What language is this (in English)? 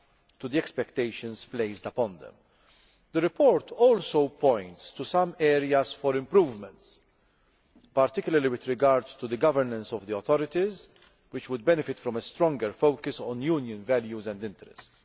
English